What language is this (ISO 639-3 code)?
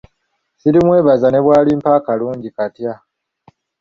lug